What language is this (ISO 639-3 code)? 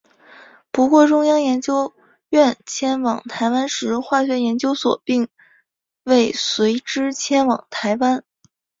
zho